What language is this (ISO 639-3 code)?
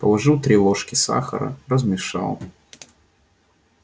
rus